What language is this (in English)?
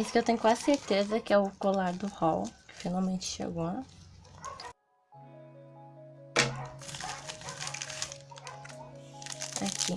Portuguese